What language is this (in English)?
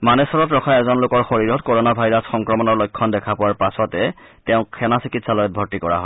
Assamese